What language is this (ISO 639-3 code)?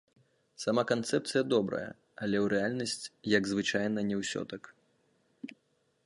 bel